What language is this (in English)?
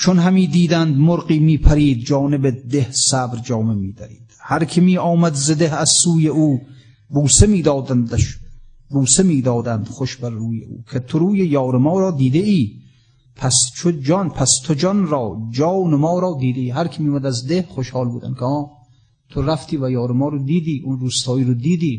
Persian